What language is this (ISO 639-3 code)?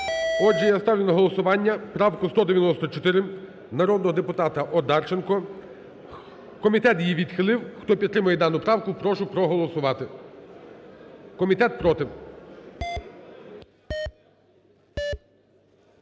ukr